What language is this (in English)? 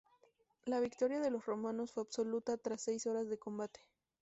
Spanish